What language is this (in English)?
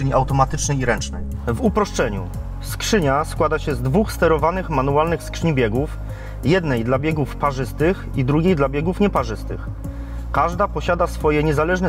Polish